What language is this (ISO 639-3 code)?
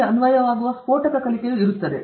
kan